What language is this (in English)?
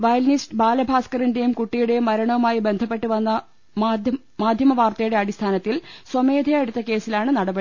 Malayalam